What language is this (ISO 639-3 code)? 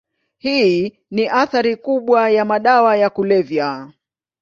swa